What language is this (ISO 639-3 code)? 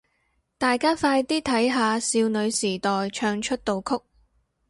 yue